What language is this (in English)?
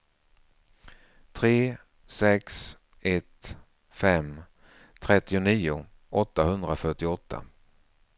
Swedish